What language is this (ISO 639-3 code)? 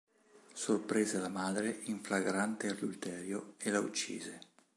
ita